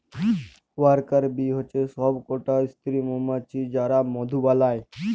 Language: Bangla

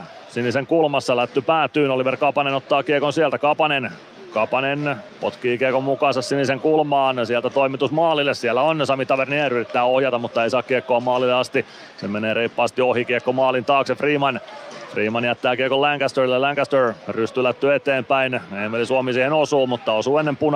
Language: Finnish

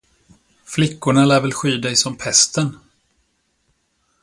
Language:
Swedish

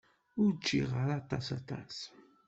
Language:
Kabyle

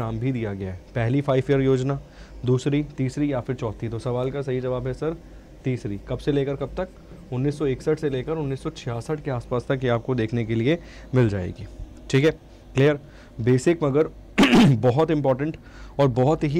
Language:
Hindi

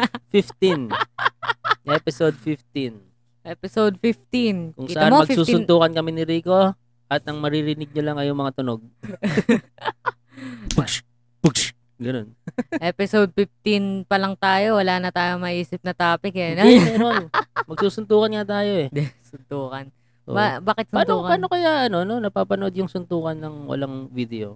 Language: Filipino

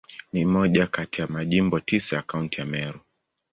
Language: Swahili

